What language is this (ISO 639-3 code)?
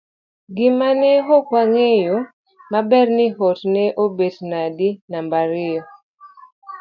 luo